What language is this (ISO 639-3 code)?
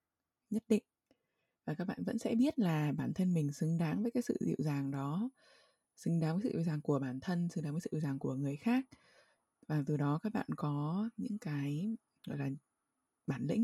vie